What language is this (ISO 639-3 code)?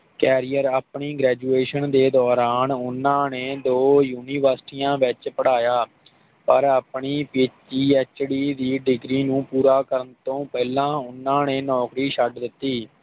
pan